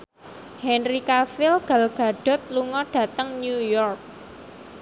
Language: Javanese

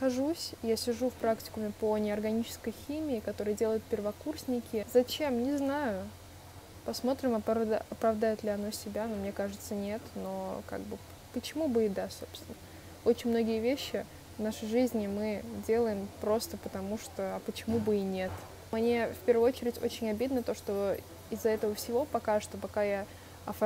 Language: Russian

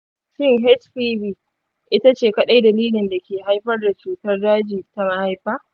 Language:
Hausa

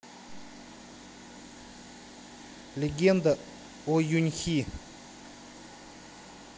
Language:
Russian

